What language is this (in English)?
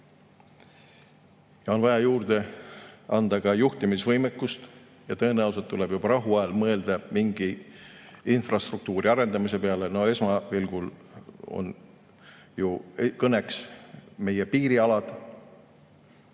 Estonian